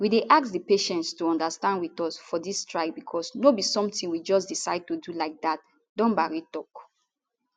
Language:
Nigerian Pidgin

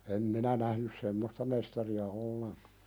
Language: Finnish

